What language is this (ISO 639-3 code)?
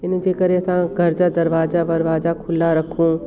snd